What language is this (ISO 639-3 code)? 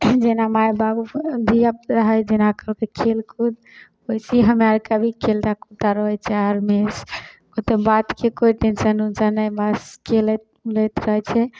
mai